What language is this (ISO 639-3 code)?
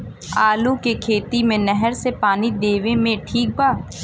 bho